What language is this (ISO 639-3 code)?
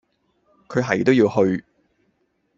yue